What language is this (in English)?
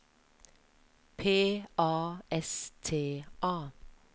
Norwegian